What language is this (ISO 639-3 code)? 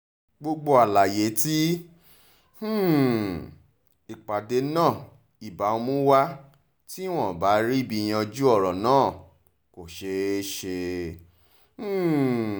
yor